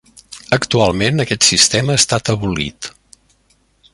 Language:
Catalan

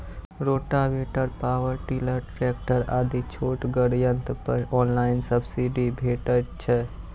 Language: Maithili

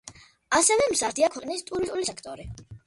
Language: Georgian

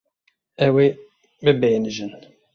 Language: Kurdish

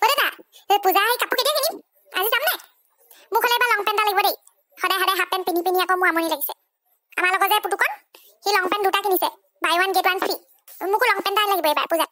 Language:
Indonesian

